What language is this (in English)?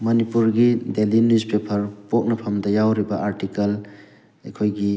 Manipuri